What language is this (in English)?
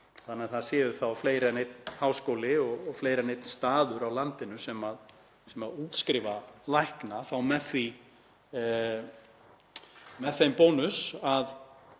Icelandic